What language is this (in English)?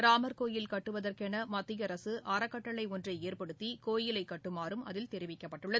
Tamil